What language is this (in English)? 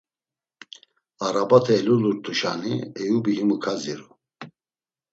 Laz